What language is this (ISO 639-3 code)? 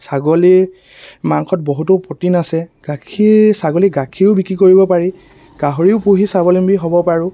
asm